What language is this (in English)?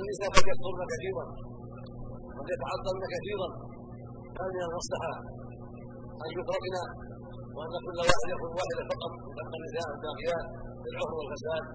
Arabic